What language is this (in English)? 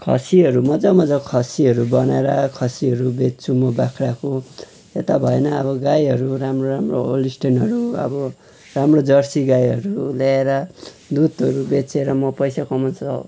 Nepali